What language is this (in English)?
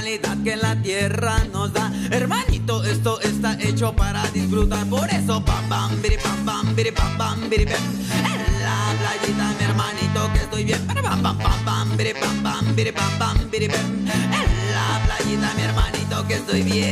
Spanish